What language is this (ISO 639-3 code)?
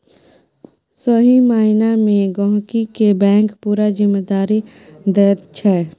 mai